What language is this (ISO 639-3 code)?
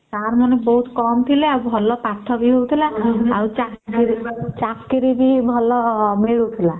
ori